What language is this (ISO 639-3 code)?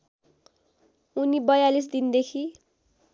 nep